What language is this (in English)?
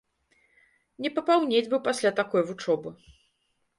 Belarusian